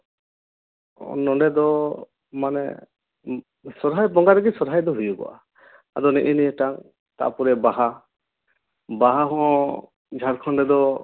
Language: Santali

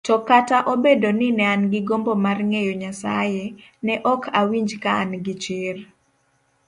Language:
Luo (Kenya and Tanzania)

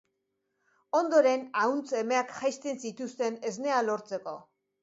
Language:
Basque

